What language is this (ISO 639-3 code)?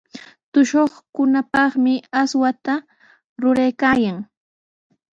qws